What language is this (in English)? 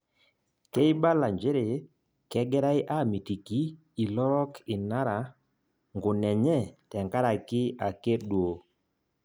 Masai